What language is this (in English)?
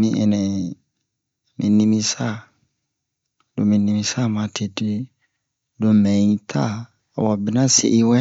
Bomu